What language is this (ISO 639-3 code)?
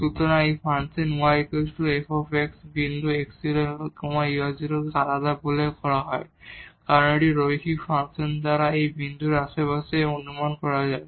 ben